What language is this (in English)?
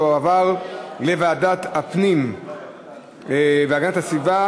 Hebrew